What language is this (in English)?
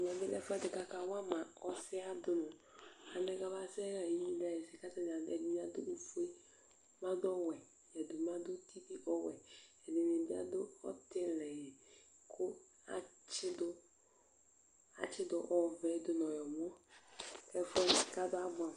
Ikposo